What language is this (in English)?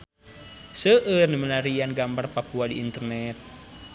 Sundanese